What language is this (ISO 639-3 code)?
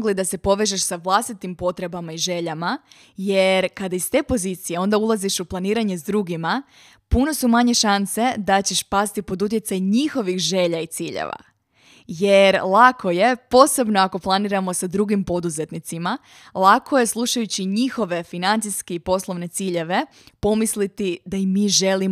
hrv